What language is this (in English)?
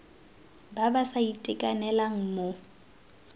Tswana